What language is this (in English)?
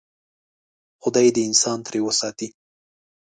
Pashto